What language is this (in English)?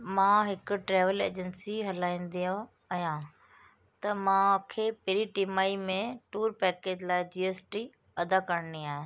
Sindhi